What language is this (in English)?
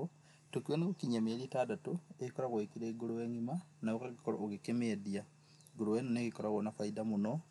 Kikuyu